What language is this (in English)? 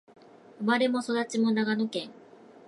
Japanese